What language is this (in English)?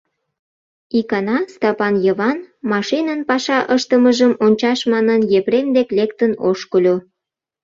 Mari